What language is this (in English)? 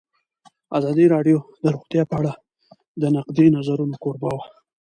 Pashto